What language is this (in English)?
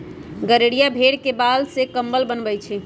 Magahi